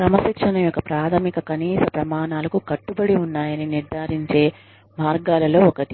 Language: Telugu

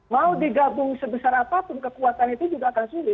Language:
Indonesian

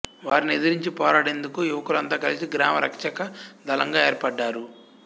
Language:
Telugu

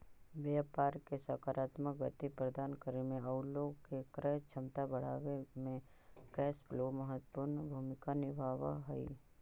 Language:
Magahi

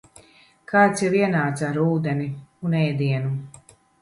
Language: Latvian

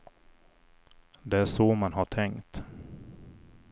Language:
Swedish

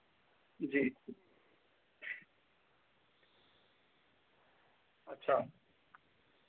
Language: Dogri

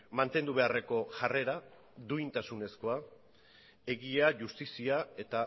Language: Basque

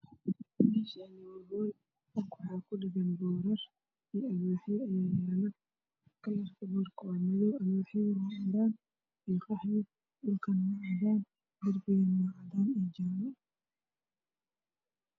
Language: Somali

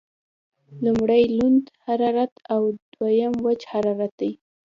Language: Pashto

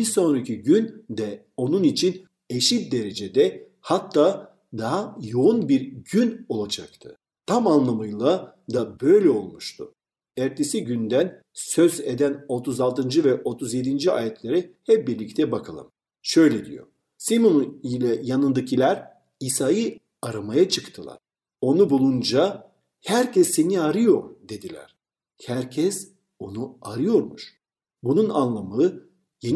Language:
Turkish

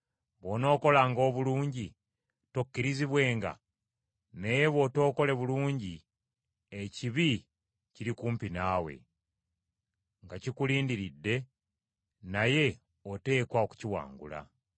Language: Ganda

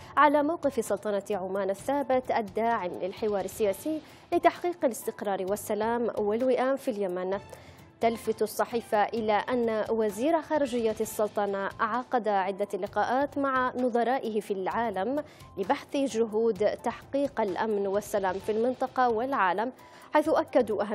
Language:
Arabic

